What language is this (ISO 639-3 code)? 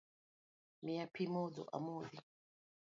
luo